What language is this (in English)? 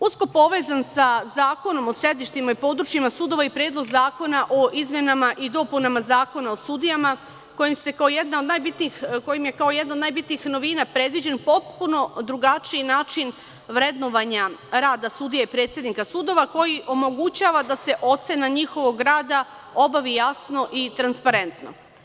Serbian